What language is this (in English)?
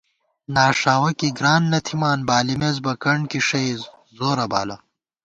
Gawar-Bati